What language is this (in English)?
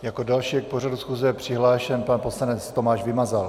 Czech